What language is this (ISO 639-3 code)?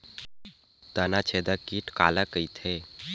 hne